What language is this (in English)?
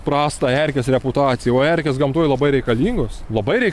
Lithuanian